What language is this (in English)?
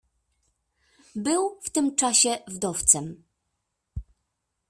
Polish